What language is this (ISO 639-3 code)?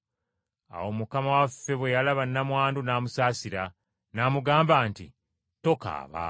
lug